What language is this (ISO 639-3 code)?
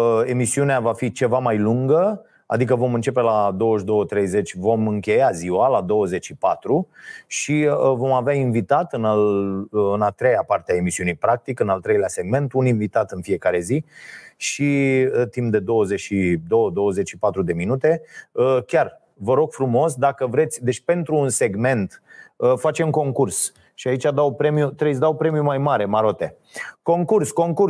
ron